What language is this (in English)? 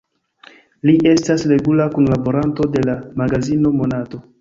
Esperanto